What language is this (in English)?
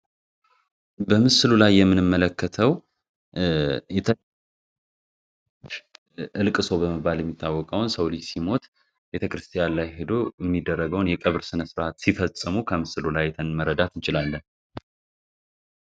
Amharic